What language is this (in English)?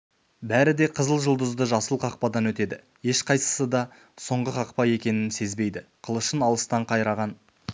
Kazakh